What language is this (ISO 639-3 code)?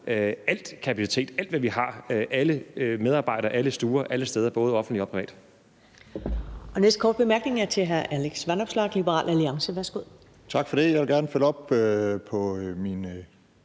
dan